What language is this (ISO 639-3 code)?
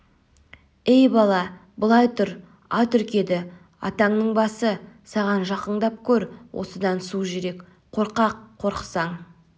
kaz